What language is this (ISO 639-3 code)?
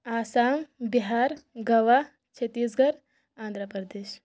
kas